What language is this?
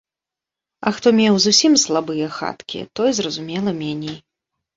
Belarusian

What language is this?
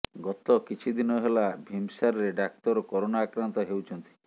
Odia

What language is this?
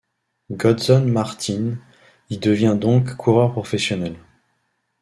French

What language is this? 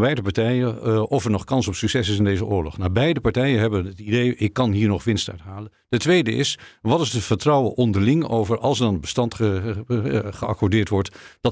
Dutch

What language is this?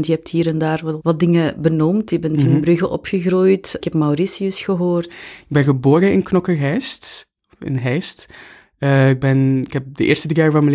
Dutch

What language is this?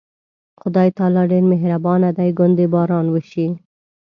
Pashto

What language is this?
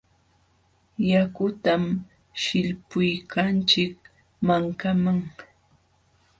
Jauja Wanca Quechua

